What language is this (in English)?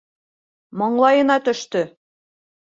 Bashkir